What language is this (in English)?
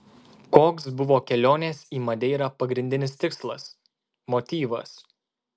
Lithuanian